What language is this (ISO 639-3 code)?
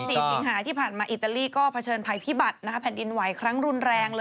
tha